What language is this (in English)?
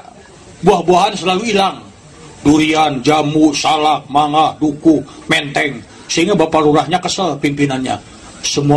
Indonesian